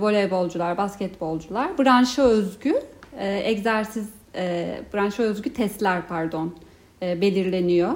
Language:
Turkish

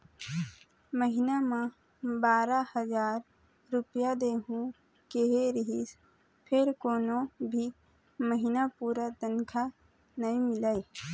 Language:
Chhattisgarhi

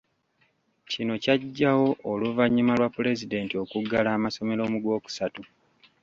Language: Ganda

